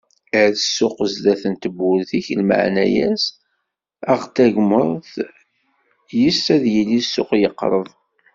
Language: Kabyle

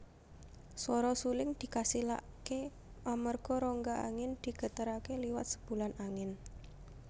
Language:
Javanese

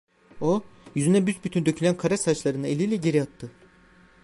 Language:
Turkish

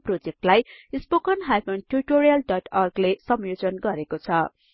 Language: Nepali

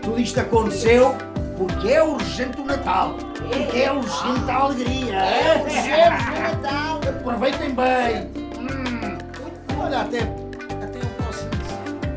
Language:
Portuguese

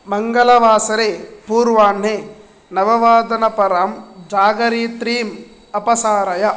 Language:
Sanskrit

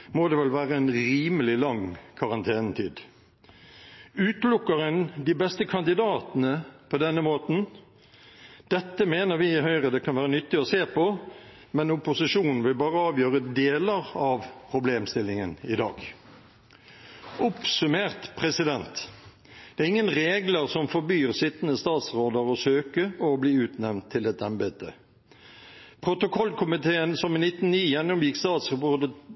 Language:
Norwegian Bokmål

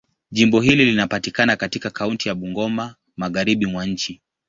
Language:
Swahili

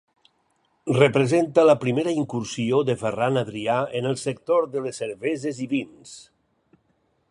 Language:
Catalan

